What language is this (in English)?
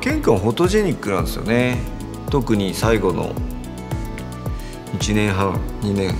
Japanese